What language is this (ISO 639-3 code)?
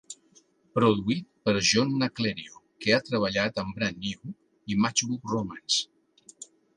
cat